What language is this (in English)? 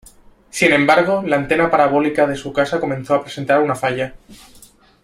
Spanish